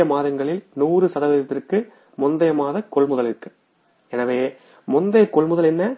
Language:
Tamil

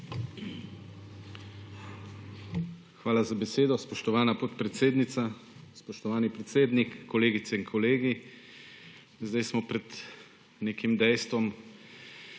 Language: Slovenian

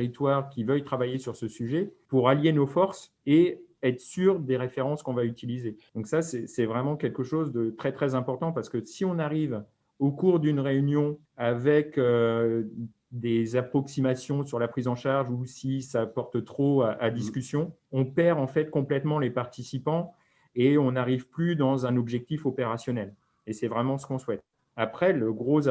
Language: French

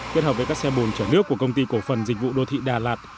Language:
Vietnamese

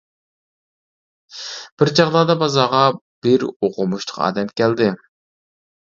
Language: Uyghur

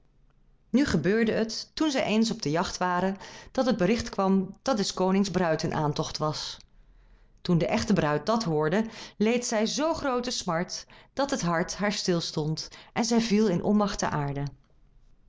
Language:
Dutch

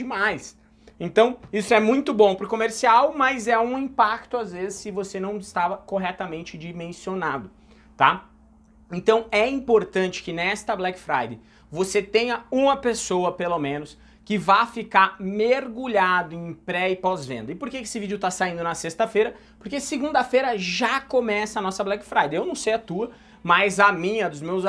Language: Portuguese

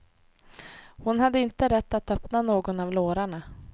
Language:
Swedish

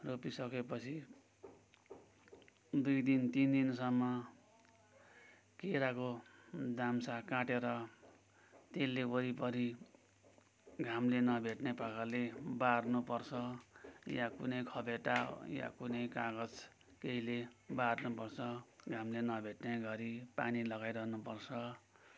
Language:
Nepali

